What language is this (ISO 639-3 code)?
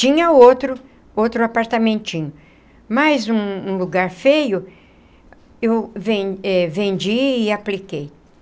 por